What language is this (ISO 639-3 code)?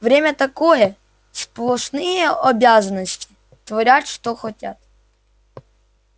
rus